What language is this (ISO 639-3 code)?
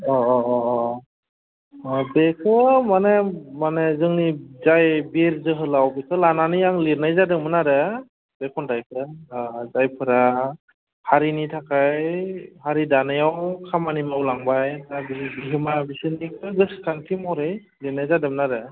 brx